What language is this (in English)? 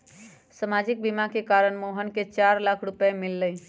Magahi